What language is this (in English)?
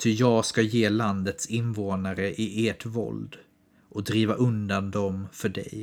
Swedish